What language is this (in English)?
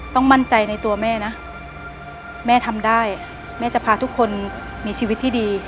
Thai